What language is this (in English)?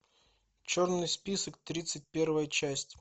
Russian